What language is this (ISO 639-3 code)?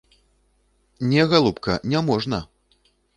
bel